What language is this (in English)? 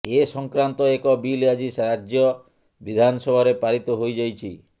Odia